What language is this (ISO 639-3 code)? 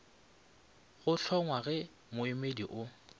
nso